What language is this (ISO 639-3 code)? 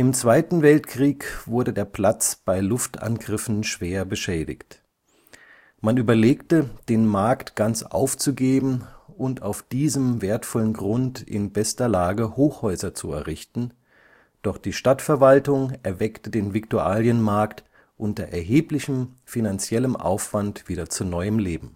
deu